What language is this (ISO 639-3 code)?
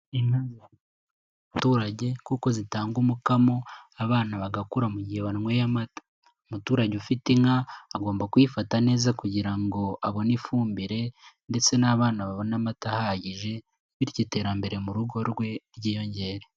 kin